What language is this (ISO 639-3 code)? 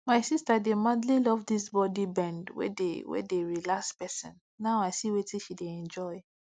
pcm